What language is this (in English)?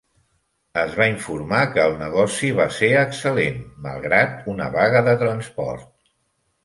Catalan